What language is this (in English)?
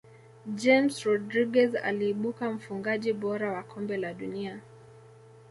Swahili